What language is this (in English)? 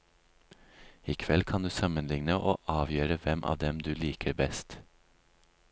Norwegian